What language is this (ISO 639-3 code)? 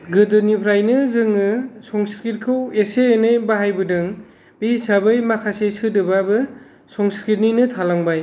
brx